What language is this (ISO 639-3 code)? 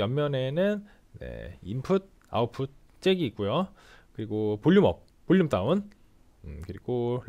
kor